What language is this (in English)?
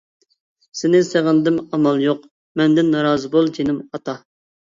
Uyghur